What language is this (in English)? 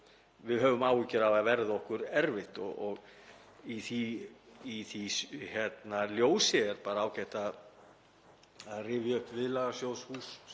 Icelandic